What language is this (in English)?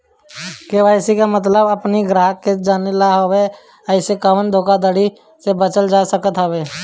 Bhojpuri